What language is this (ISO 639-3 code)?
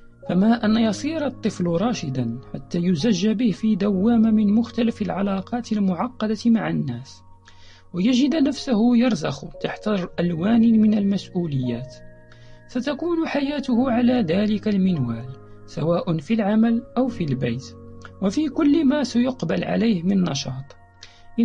ara